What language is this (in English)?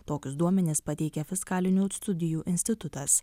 Lithuanian